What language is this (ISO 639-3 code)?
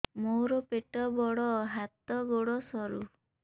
ori